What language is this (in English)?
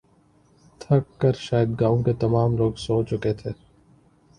Urdu